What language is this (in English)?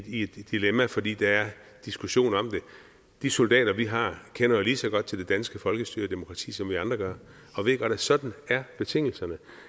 Danish